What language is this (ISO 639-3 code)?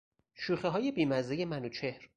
fas